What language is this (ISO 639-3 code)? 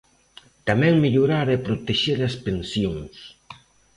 glg